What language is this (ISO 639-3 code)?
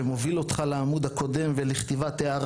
heb